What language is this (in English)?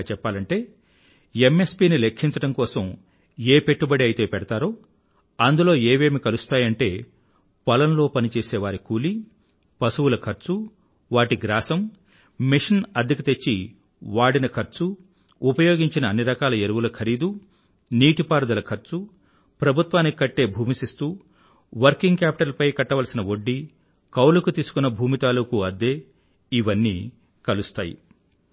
Telugu